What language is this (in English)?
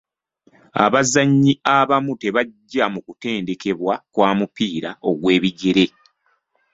Ganda